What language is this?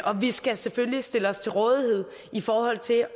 Danish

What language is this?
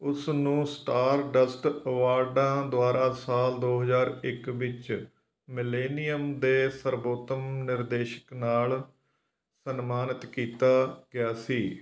Punjabi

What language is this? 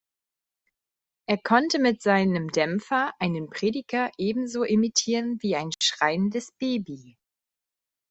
German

